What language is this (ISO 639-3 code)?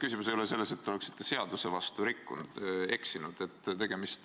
est